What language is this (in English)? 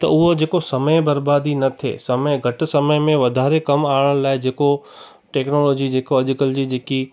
Sindhi